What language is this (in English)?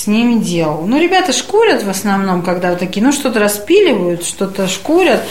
Russian